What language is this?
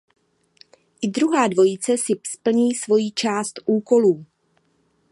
Czech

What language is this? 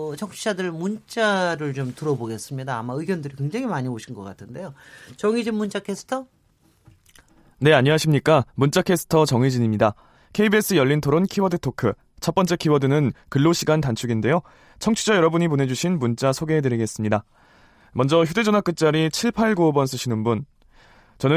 Korean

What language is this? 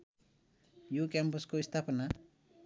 Nepali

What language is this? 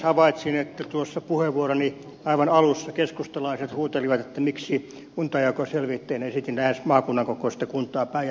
Finnish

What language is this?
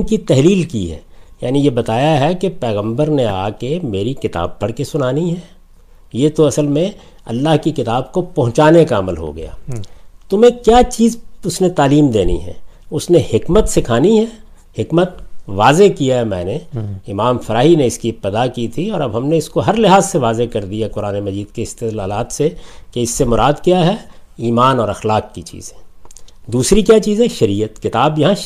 Urdu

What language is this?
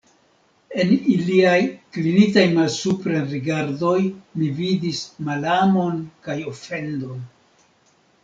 Esperanto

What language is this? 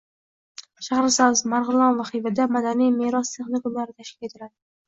Uzbek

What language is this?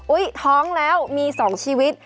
Thai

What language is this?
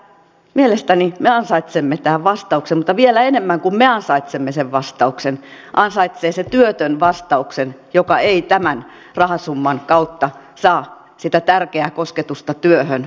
Finnish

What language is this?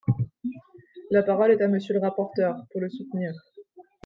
French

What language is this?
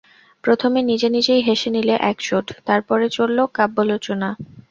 Bangla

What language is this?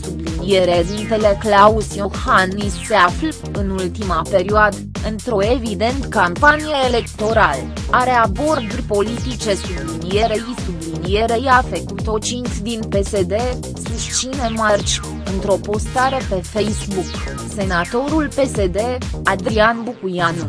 Romanian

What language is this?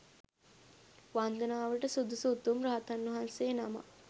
Sinhala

